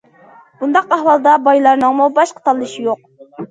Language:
Uyghur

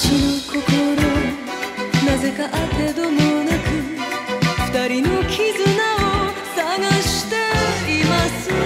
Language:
Japanese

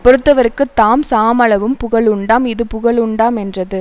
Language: Tamil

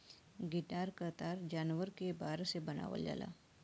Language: Bhojpuri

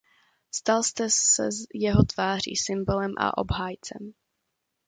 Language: Czech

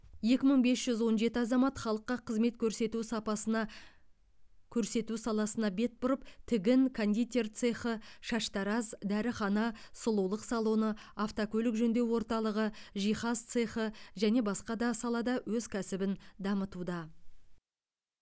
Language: Kazakh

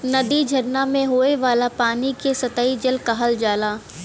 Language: Bhojpuri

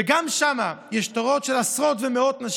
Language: Hebrew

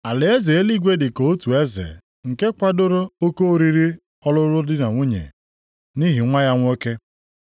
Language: Igbo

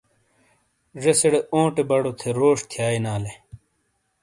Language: Shina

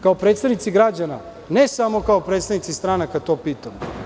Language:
Serbian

